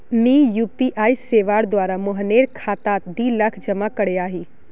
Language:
Magahi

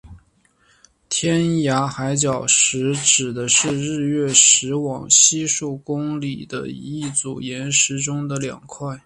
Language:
Chinese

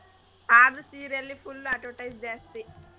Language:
Kannada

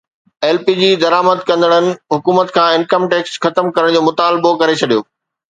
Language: Sindhi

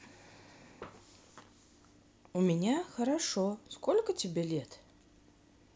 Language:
Russian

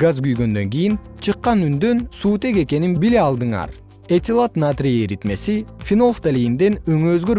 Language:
Kyrgyz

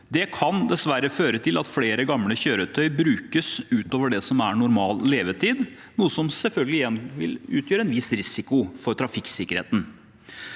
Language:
Norwegian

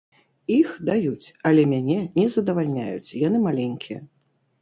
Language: Belarusian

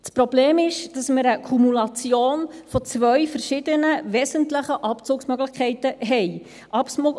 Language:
Swiss German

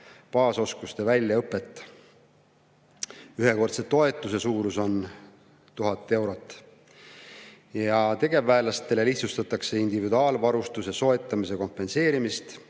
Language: Estonian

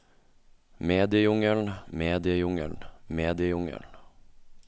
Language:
Norwegian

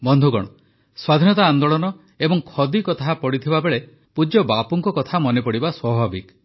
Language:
Odia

